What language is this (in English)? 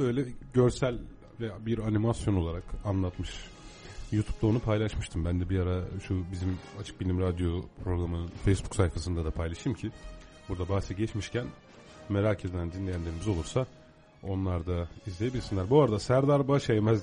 Turkish